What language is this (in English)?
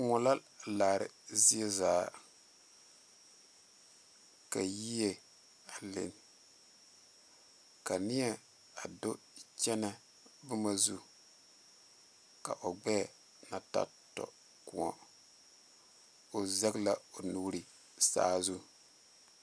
Southern Dagaare